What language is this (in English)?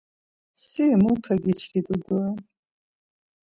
Laz